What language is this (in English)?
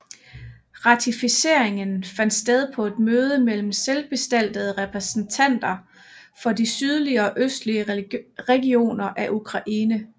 Danish